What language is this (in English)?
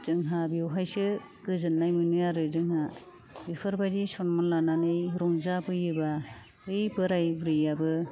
Bodo